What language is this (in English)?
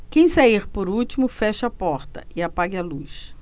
Portuguese